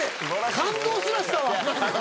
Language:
Japanese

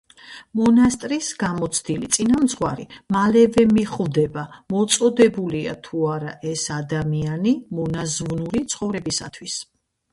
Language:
Georgian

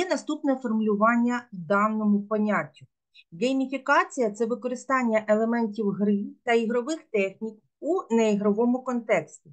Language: Ukrainian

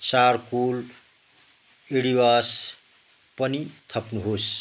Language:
Nepali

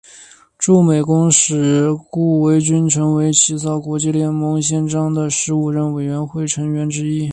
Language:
Chinese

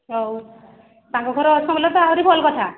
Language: Odia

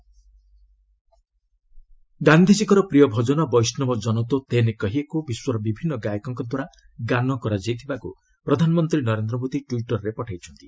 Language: Odia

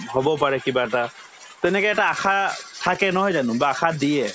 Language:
Assamese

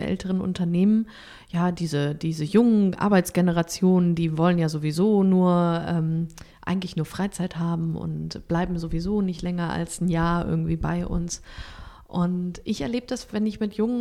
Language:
German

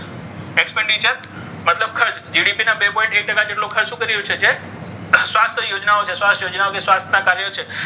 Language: Gujarati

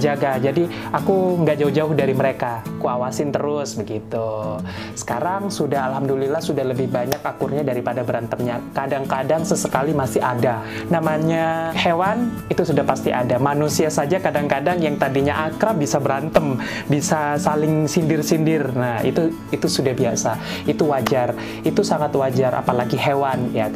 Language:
Indonesian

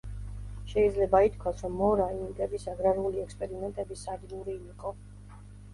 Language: Georgian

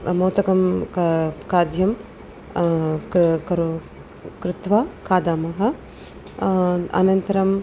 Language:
Sanskrit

